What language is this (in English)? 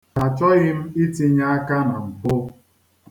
Igbo